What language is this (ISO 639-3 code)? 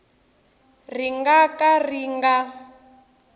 tso